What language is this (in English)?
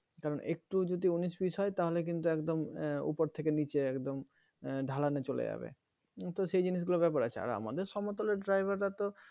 Bangla